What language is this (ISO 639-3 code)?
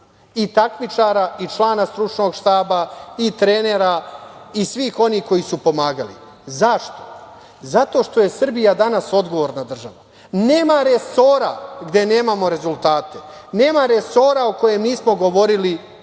srp